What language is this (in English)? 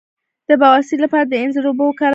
Pashto